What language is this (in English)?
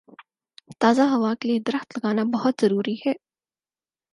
Urdu